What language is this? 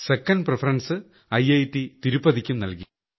Malayalam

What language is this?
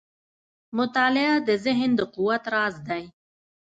Pashto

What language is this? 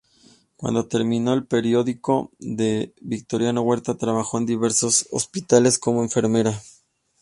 Spanish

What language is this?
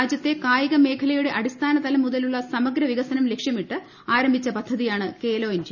Malayalam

